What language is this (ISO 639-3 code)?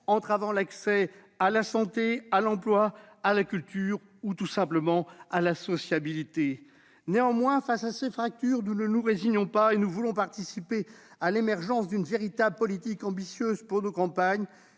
fra